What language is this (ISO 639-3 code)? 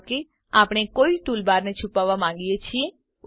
guj